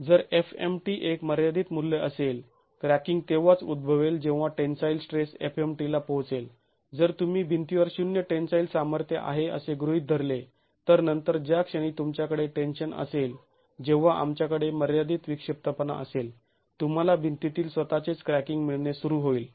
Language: Marathi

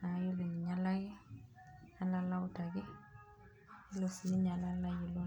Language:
Masai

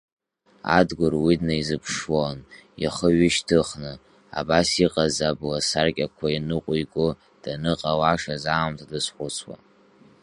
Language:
Abkhazian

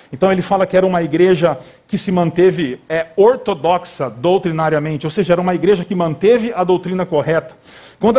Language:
Portuguese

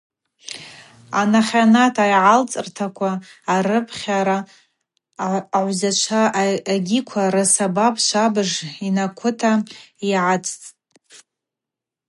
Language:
Abaza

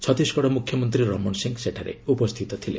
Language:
Odia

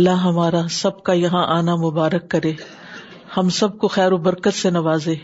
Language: Urdu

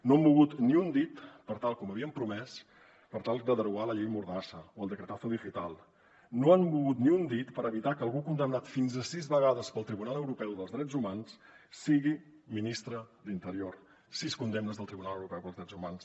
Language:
Catalan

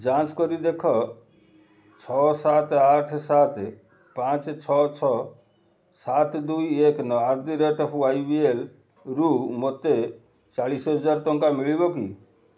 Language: Odia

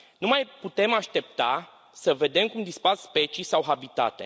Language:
Romanian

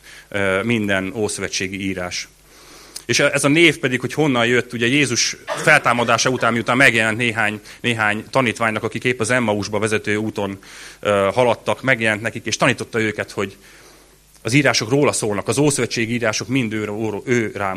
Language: Hungarian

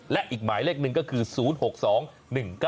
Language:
Thai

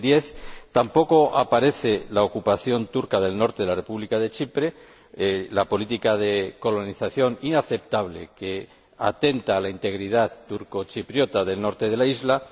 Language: Spanish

